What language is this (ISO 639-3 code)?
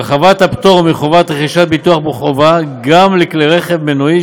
heb